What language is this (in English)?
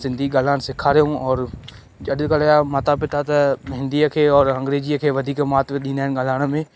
Sindhi